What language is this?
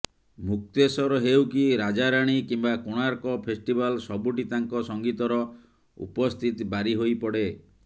Odia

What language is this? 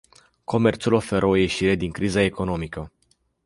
Romanian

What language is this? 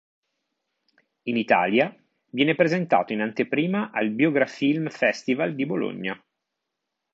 Italian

